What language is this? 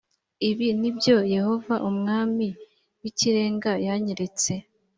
Kinyarwanda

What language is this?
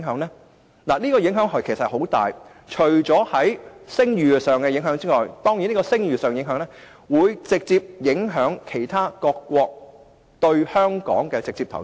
Cantonese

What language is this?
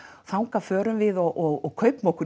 Icelandic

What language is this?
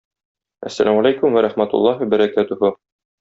Tatar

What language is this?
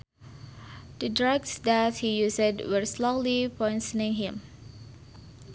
Sundanese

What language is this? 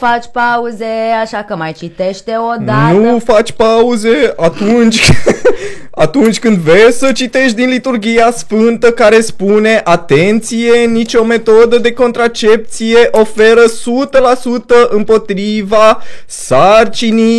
Romanian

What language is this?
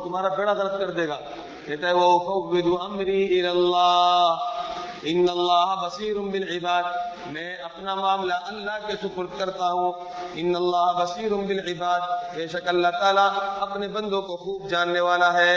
Urdu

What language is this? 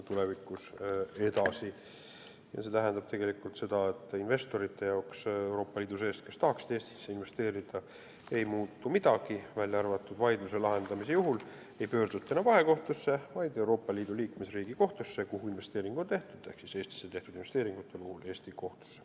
Estonian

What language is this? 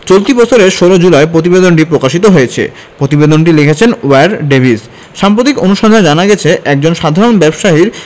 Bangla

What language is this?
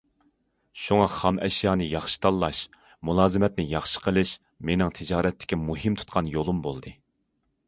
Uyghur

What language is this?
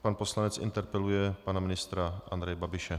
Czech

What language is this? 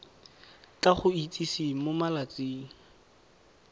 Tswana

